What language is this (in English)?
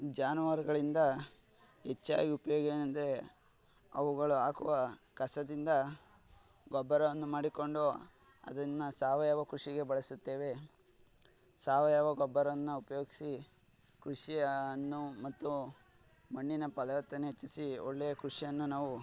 Kannada